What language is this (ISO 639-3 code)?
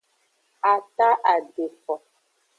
ajg